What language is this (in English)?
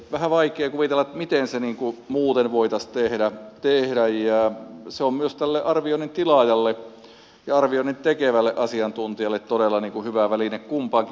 Finnish